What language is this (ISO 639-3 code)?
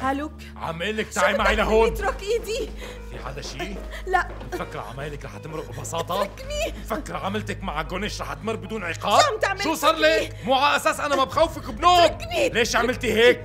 ara